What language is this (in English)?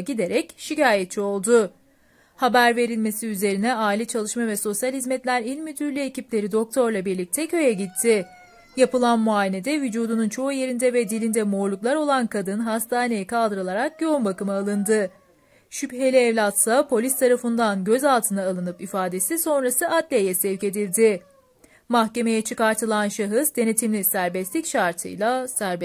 Turkish